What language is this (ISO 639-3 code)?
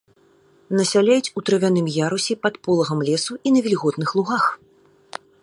bel